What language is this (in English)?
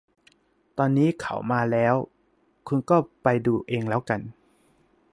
Thai